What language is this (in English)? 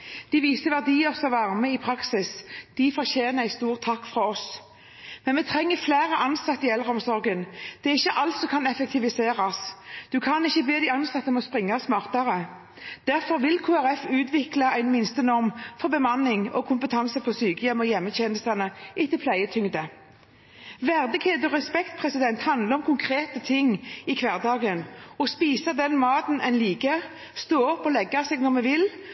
Norwegian Bokmål